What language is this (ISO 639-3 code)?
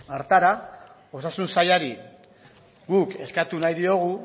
eus